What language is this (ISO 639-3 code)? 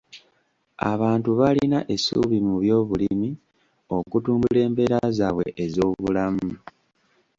lug